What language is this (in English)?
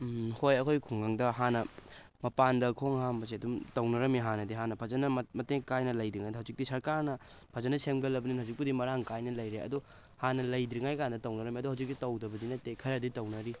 Manipuri